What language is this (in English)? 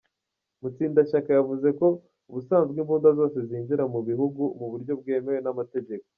Kinyarwanda